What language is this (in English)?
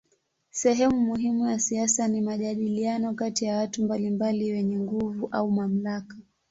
Swahili